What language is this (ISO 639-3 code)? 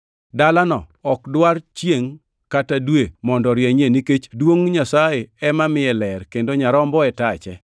luo